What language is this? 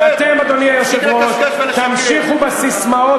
Hebrew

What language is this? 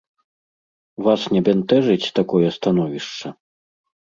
Belarusian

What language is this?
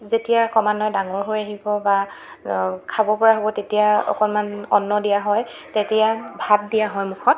Assamese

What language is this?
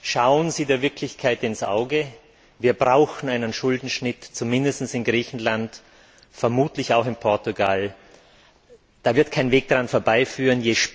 German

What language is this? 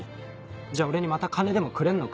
Japanese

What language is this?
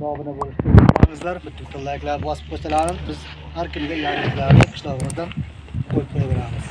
Uzbek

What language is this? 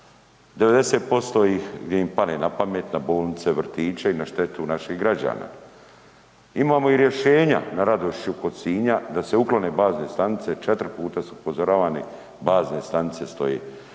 Croatian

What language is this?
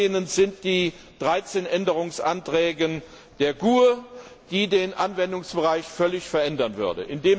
German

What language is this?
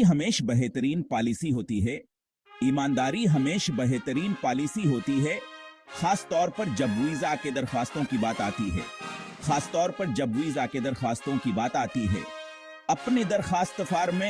Hindi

